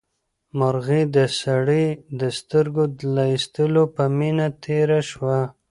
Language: Pashto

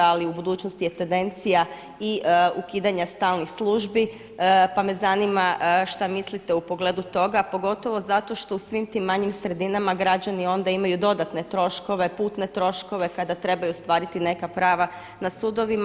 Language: Croatian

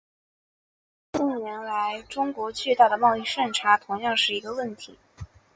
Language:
Chinese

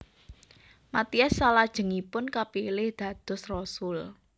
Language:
Javanese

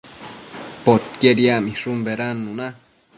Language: Matsés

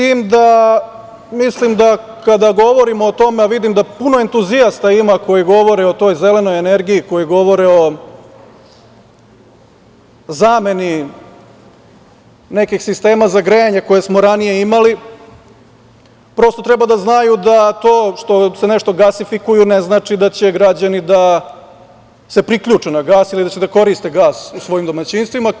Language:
Serbian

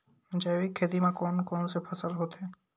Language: Chhattisgarhi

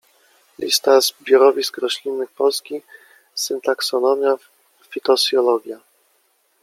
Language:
Polish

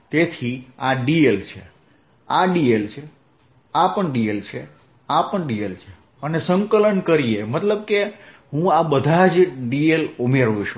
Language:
Gujarati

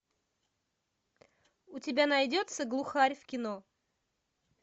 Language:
Russian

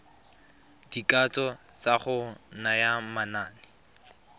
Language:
Tswana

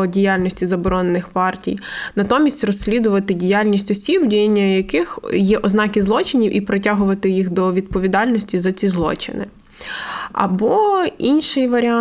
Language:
Ukrainian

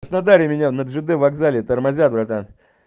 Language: Russian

